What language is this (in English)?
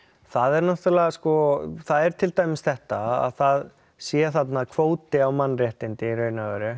Icelandic